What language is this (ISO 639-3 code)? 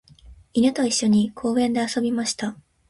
jpn